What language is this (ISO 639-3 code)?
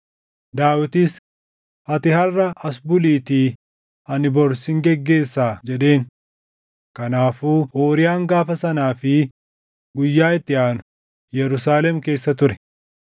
orm